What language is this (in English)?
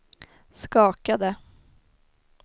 Swedish